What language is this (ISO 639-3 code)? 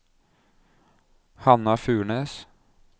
nor